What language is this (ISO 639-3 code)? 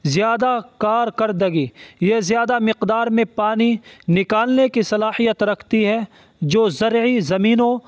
urd